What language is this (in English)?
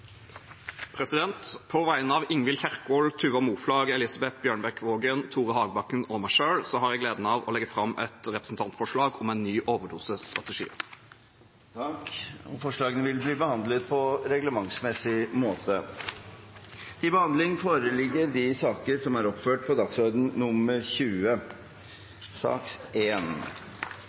Norwegian